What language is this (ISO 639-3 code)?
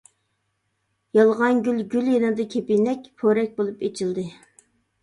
uig